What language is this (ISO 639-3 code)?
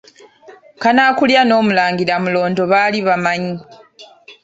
lug